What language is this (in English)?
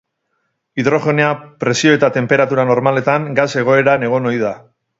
Basque